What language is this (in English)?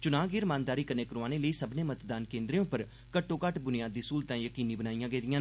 Dogri